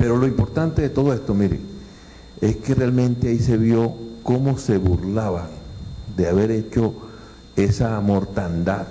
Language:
Spanish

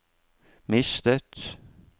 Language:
Norwegian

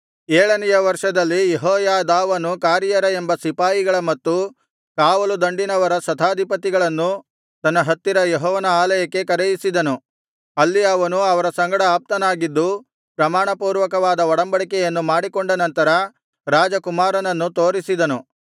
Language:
Kannada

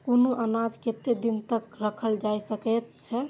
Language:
Maithili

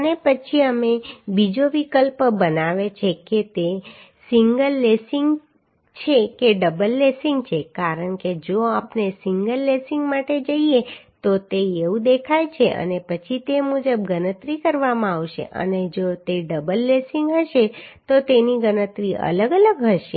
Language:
Gujarati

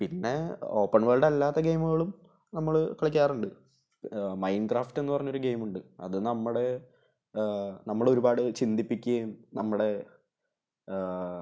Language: Malayalam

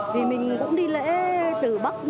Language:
Vietnamese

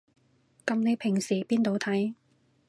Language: Cantonese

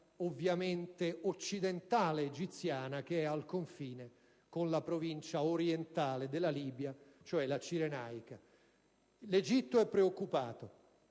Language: Italian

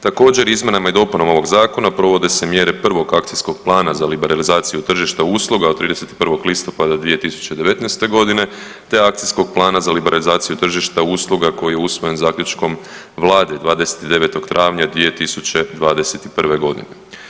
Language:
Croatian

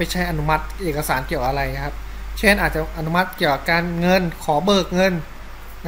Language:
Thai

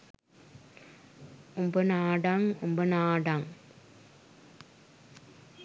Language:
Sinhala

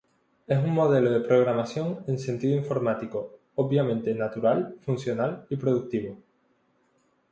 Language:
Spanish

